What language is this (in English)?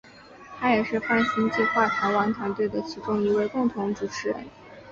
Chinese